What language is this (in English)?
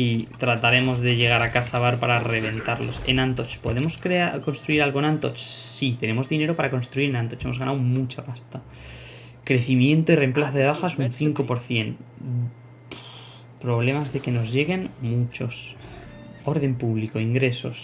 Spanish